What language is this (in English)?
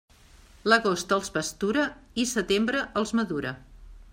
Catalan